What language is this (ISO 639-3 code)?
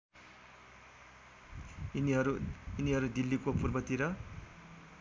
nep